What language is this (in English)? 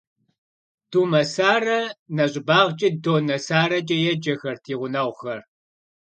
Kabardian